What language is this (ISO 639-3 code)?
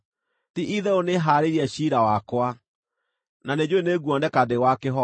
kik